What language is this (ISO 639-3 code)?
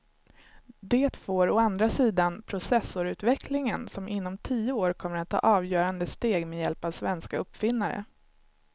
swe